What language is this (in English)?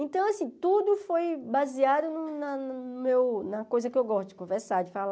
Portuguese